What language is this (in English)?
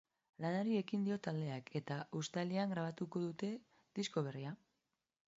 Basque